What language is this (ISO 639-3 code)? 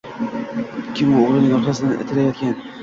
uzb